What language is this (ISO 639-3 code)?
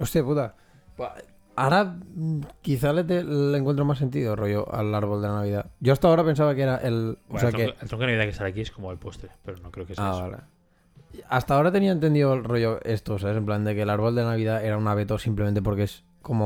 spa